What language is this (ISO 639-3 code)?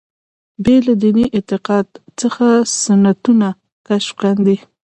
pus